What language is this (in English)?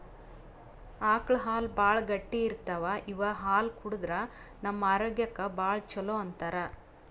Kannada